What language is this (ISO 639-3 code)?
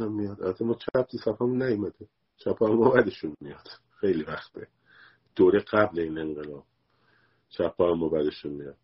fas